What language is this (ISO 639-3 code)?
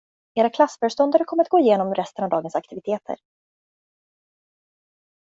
swe